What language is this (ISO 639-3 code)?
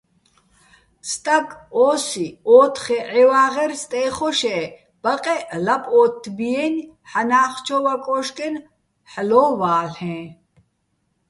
bbl